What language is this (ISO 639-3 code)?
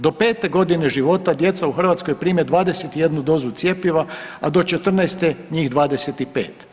hrv